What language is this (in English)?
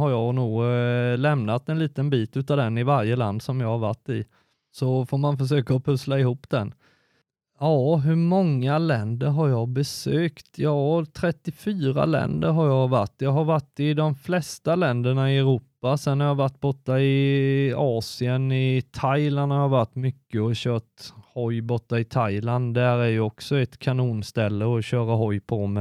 Swedish